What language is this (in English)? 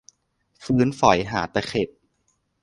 Thai